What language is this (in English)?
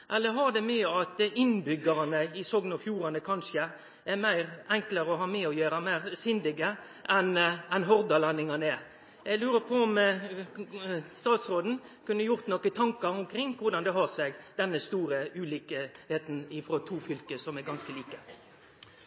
Norwegian Nynorsk